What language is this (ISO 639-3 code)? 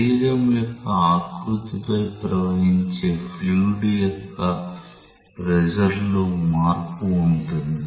tel